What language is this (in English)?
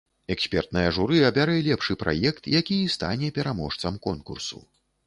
Belarusian